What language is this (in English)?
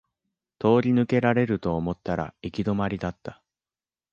Japanese